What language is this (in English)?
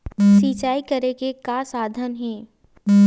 Chhattisgarhi